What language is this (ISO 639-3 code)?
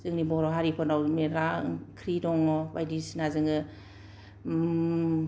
brx